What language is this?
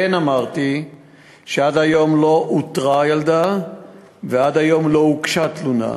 Hebrew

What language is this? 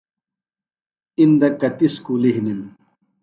Phalura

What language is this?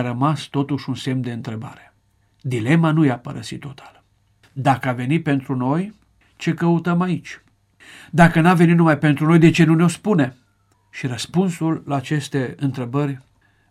Romanian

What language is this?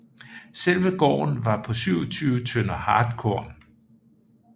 Danish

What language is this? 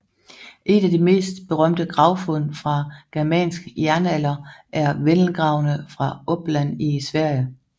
Danish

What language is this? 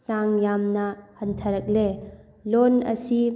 Manipuri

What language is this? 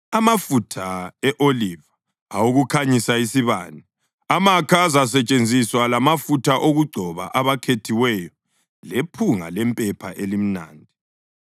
North Ndebele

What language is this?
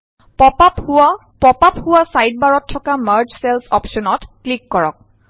Assamese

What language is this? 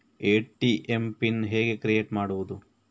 Kannada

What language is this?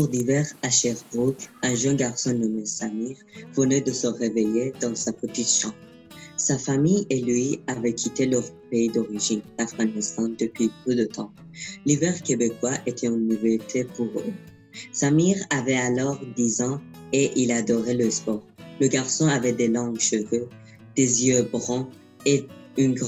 French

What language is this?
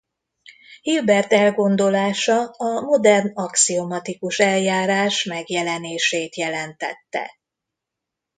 Hungarian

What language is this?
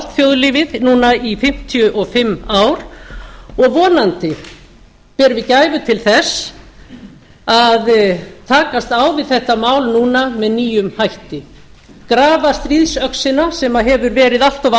Icelandic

